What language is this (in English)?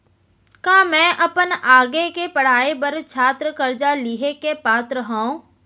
Chhattisgarhi